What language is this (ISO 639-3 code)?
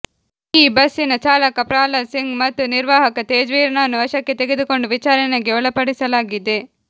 kan